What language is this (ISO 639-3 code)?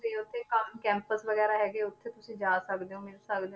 pan